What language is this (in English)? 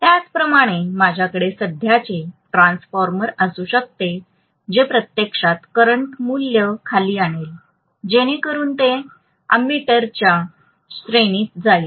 Marathi